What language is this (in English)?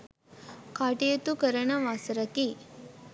Sinhala